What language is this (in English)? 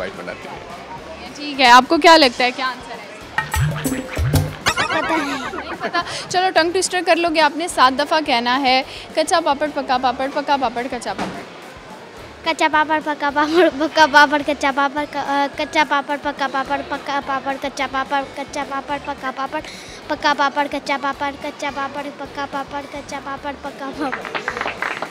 Hindi